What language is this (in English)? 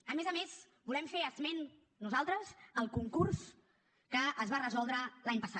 Catalan